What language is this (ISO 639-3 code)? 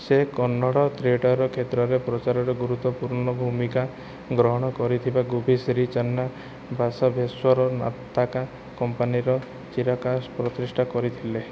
ori